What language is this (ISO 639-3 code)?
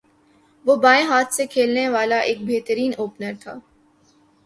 urd